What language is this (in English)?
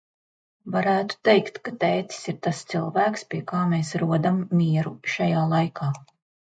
Latvian